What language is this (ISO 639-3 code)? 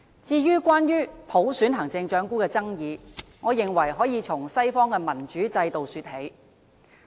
yue